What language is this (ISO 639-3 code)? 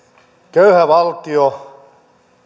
fin